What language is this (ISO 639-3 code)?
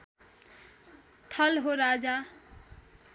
nep